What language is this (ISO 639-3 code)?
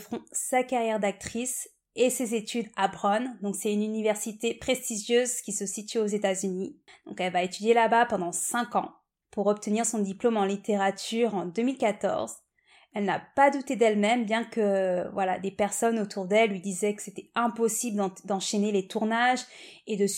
fra